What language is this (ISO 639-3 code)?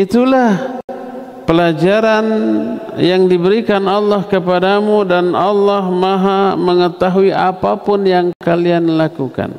ind